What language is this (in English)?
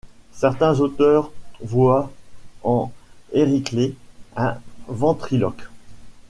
French